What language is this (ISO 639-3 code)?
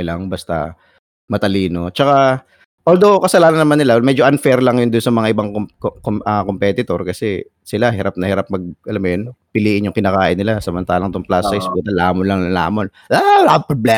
fil